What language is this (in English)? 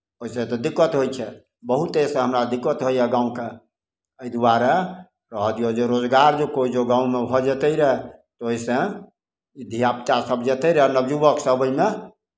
Maithili